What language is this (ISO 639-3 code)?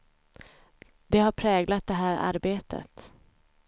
swe